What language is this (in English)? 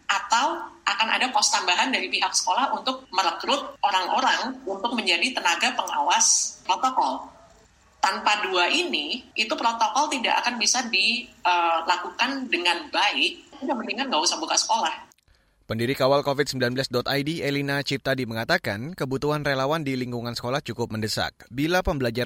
Indonesian